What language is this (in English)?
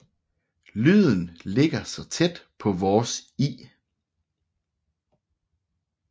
Danish